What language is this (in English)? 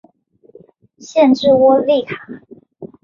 Chinese